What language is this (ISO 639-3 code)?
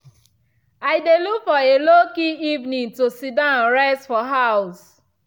pcm